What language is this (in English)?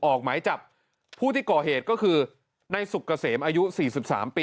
Thai